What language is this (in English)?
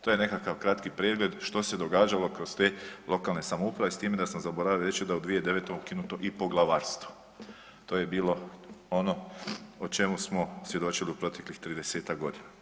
Croatian